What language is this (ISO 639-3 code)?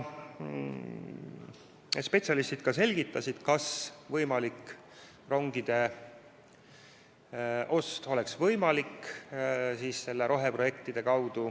est